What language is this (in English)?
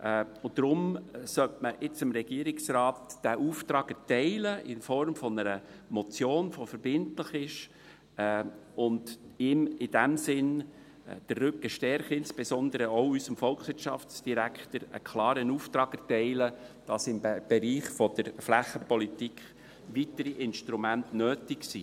Swiss German